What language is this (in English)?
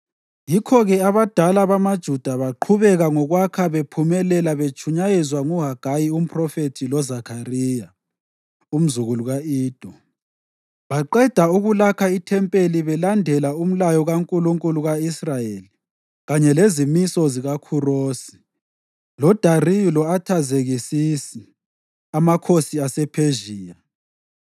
North Ndebele